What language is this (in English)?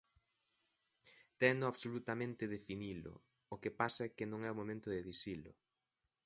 Galician